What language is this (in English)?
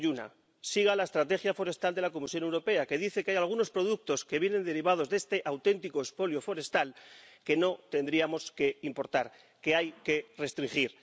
Spanish